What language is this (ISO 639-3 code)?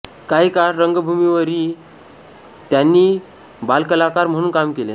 mar